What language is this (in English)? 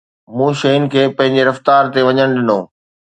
Sindhi